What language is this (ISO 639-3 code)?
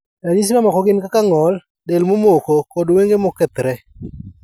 luo